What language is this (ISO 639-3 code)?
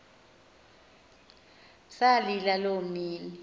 xho